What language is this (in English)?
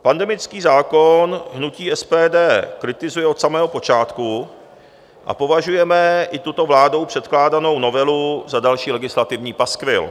Czech